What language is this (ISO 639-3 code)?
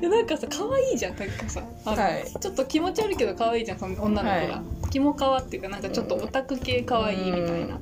jpn